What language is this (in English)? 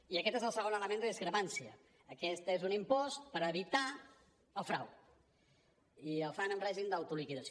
Catalan